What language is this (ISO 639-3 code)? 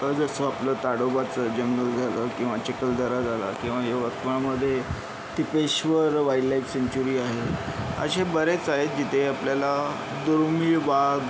mar